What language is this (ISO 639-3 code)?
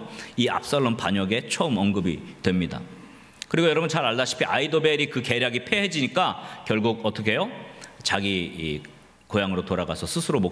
kor